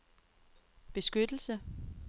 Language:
Danish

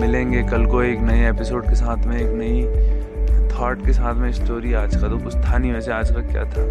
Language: Hindi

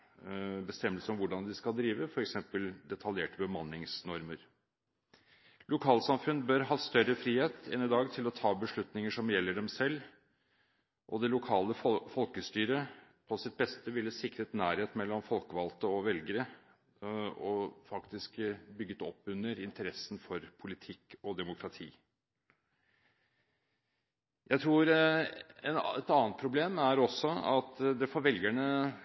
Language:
Norwegian Bokmål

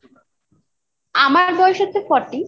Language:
Bangla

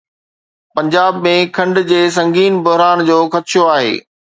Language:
Sindhi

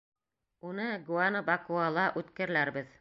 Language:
Bashkir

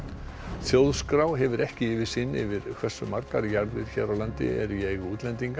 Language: Icelandic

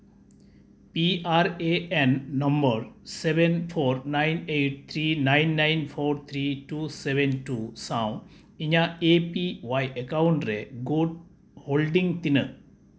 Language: Santali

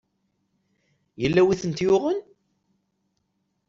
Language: Kabyle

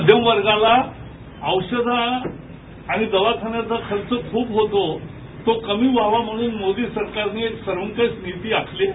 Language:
Marathi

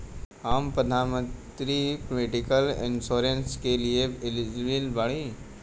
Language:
Bhojpuri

